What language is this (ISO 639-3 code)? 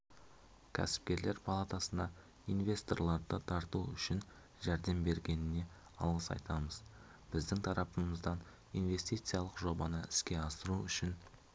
kaz